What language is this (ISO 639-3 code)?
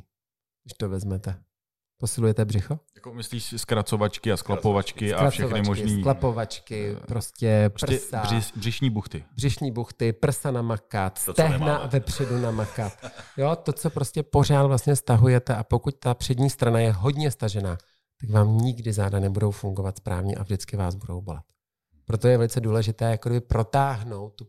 ces